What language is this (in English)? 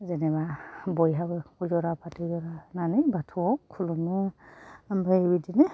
Bodo